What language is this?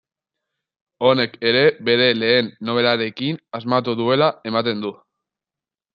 Basque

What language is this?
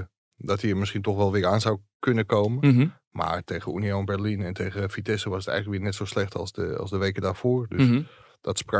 Dutch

